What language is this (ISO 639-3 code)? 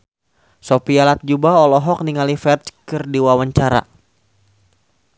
sun